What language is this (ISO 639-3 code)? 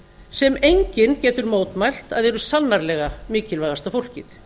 isl